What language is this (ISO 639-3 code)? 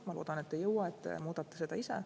est